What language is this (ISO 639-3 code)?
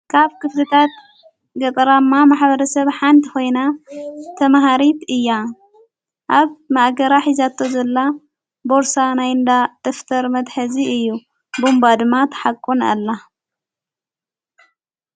tir